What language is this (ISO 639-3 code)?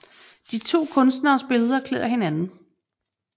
dan